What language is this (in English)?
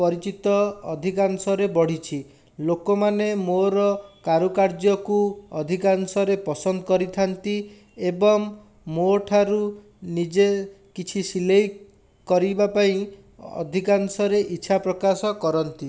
Odia